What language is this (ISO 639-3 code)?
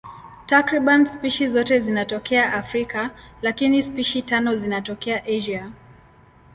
swa